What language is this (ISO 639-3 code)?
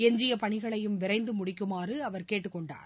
tam